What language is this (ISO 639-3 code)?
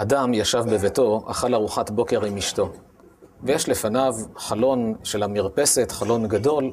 heb